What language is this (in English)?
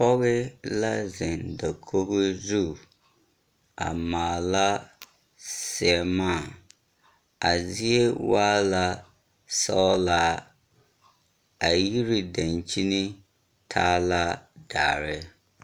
Southern Dagaare